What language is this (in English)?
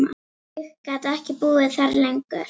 Icelandic